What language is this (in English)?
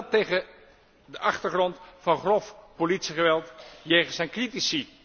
Dutch